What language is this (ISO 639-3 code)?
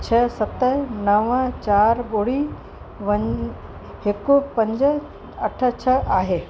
snd